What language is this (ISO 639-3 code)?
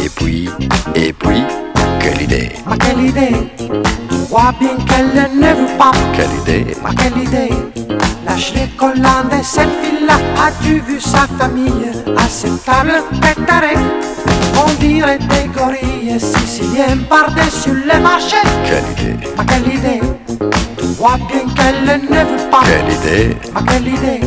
fra